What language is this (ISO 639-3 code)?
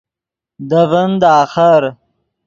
ydg